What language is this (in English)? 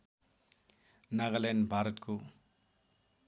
Nepali